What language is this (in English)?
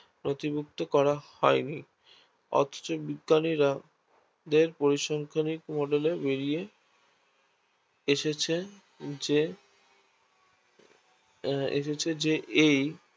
Bangla